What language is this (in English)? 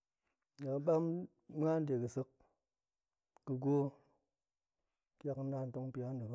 Goemai